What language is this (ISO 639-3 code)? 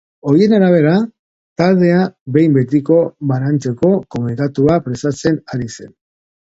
eus